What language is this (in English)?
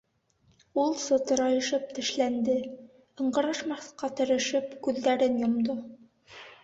Bashkir